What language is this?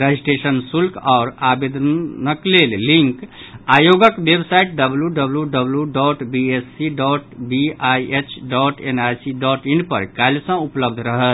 Maithili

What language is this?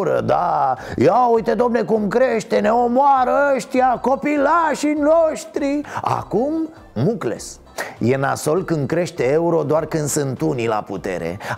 Romanian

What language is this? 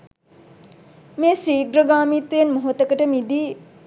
Sinhala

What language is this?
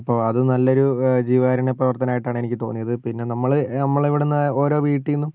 Malayalam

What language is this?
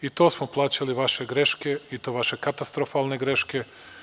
Serbian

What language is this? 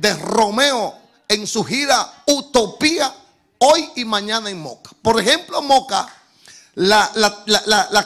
Spanish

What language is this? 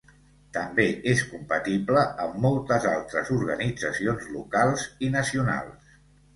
Catalan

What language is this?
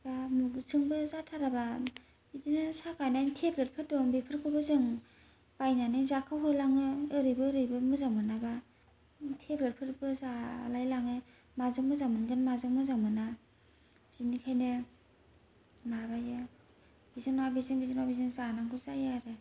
Bodo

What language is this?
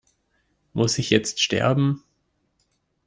German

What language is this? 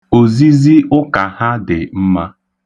Igbo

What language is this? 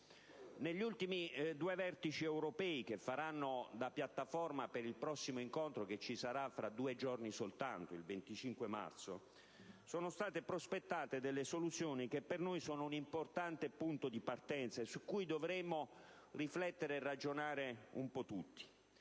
Italian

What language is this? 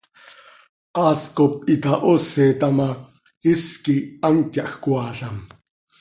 Seri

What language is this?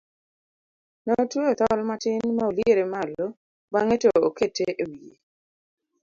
Luo (Kenya and Tanzania)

